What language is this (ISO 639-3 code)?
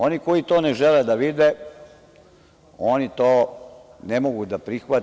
srp